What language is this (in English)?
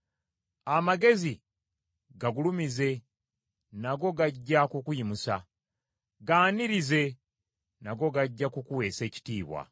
Ganda